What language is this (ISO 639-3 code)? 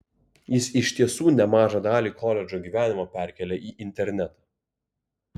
lit